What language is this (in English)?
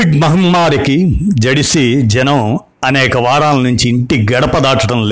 Telugu